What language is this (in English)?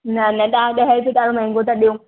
Sindhi